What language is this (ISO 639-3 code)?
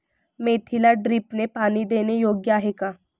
mar